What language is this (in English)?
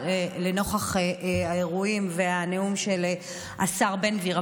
Hebrew